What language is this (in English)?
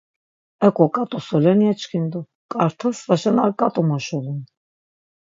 Laz